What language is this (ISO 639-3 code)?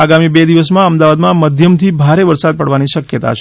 guj